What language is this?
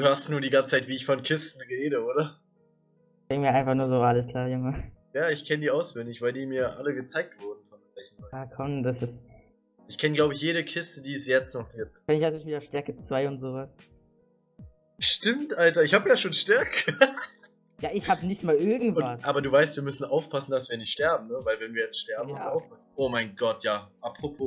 German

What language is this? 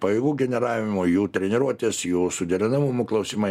Lithuanian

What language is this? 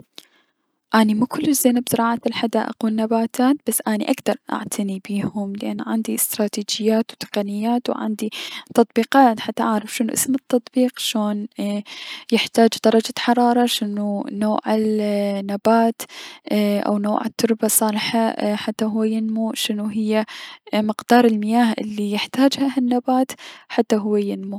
Mesopotamian Arabic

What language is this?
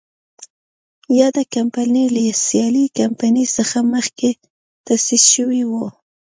Pashto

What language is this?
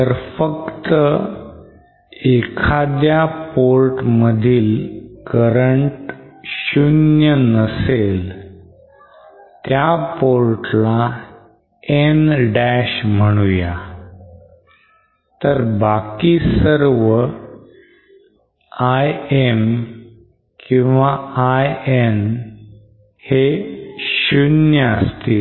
Marathi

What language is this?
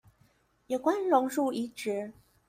Chinese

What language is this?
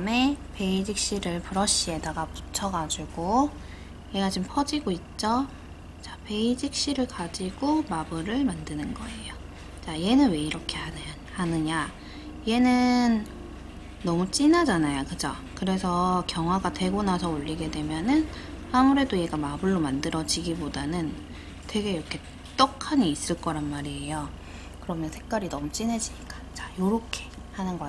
Korean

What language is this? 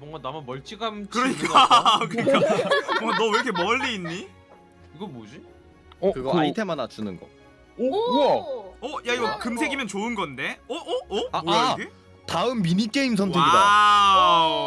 Korean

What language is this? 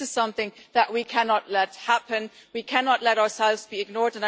English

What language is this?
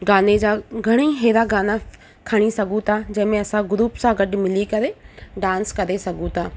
Sindhi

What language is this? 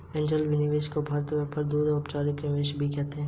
Hindi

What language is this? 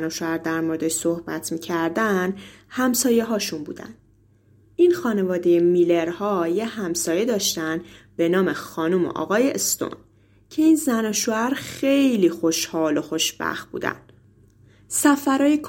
Persian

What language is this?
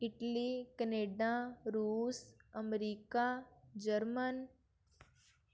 Punjabi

